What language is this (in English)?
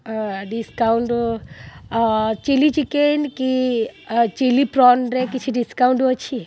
Odia